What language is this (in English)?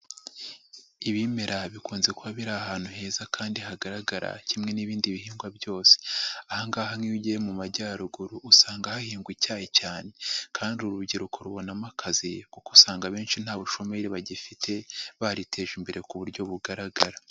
Kinyarwanda